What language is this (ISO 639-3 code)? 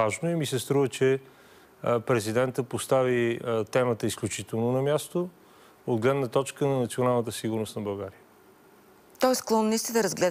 bul